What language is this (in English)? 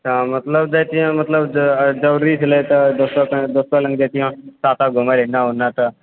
Maithili